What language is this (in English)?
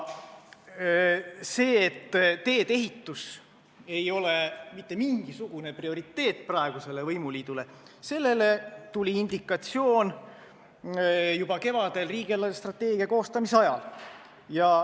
Estonian